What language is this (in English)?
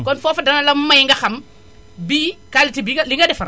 Wolof